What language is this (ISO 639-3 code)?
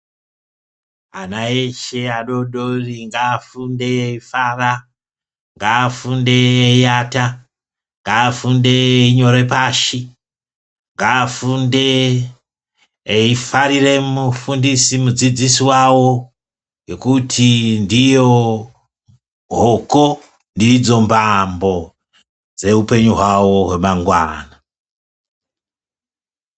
ndc